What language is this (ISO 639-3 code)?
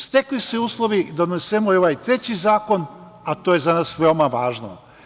srp